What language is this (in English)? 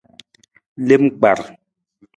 Nawdm